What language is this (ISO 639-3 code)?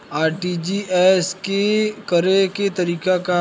bho